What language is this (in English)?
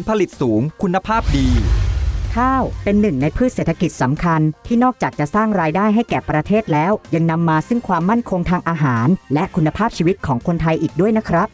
Thai